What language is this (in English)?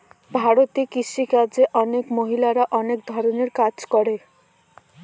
Bangla